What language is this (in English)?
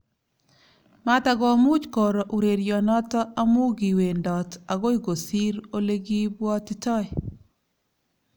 Kalenjin